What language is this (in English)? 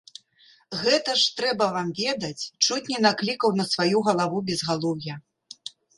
Belarusian